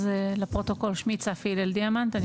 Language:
Hebrew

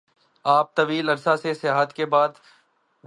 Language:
Urdu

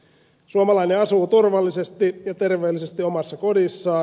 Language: Finnish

